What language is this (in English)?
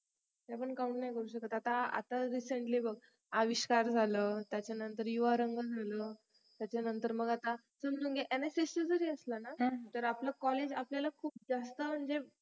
Marathi